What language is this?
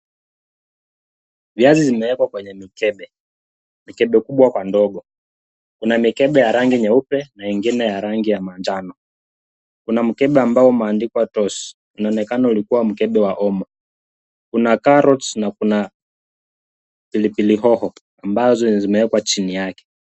Swahili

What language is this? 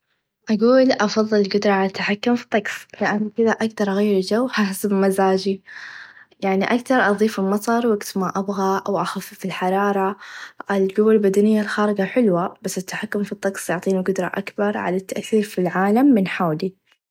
Najdi Arabic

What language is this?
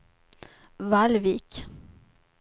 Swedish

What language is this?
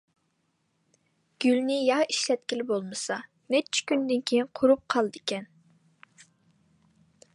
Uyghur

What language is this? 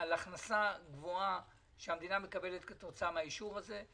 Hebrew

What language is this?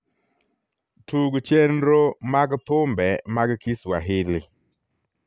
Luo (Kenya and Tanzania)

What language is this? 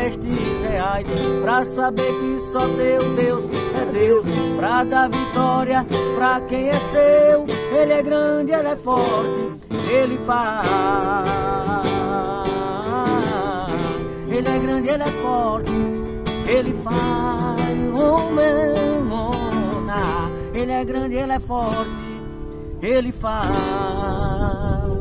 Portuguese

